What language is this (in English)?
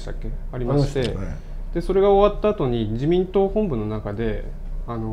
Japanese